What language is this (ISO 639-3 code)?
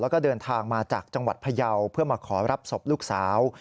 tha